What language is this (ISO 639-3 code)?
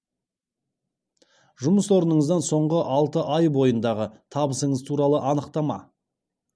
kaz